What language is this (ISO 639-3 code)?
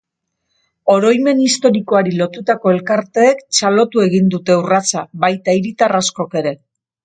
eus